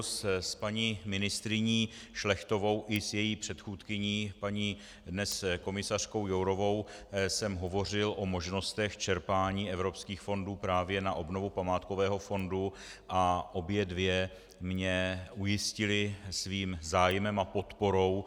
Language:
Czech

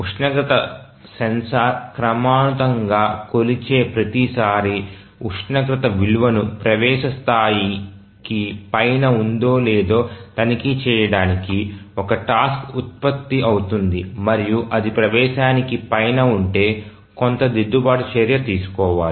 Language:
Telugu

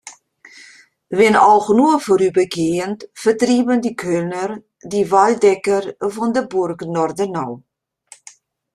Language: German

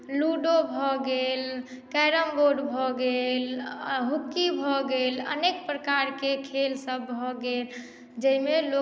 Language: Maithili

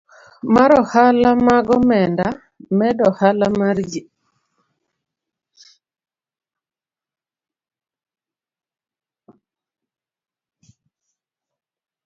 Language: Luo (Kenya and Tanzania)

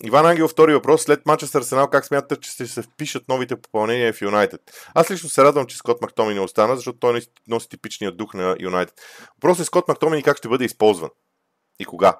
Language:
Bulgarian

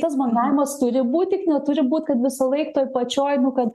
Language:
Lithuanian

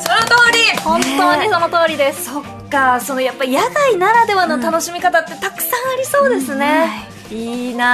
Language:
Japanese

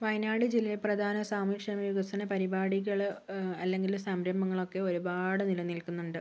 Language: Malayalam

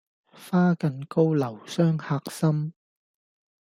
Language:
Cantonese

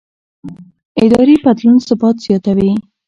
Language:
Pashto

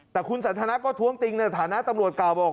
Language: Thai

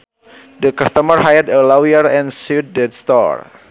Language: Sundanese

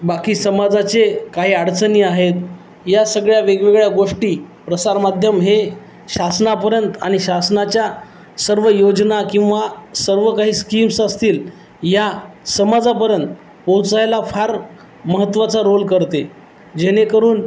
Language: Marathi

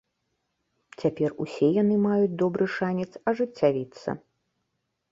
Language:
Belarusian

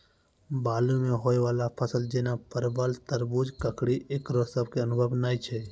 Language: Maithili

